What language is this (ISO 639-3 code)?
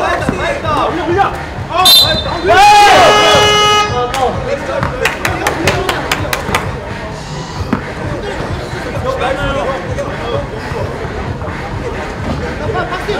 kor